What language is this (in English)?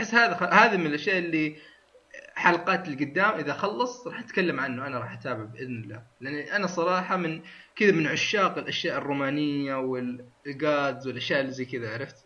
Arabic